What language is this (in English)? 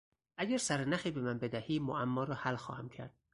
Persian